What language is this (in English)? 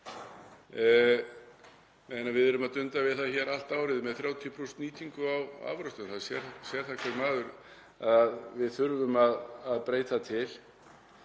Icelandic